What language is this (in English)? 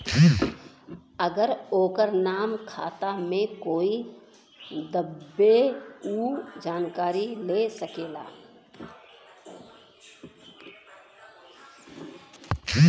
Bhojpuri